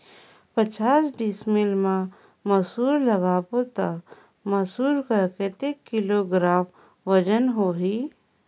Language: Chhattisgarhi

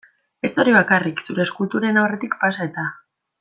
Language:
Basque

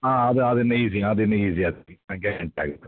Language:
Kannada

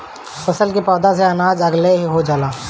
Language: Bhojpuri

